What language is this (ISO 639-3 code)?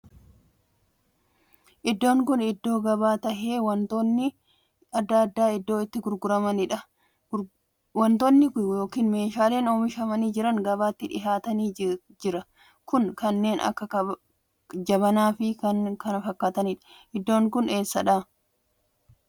orm